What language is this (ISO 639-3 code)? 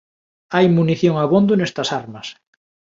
glg